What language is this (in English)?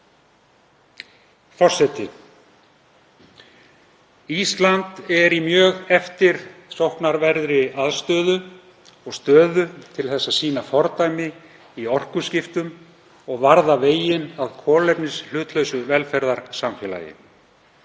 Icelandic